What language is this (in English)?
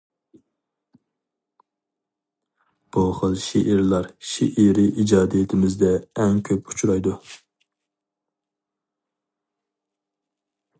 Uyghur